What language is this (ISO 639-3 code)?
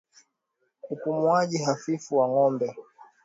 swa